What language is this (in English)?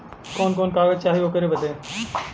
Bhojpuri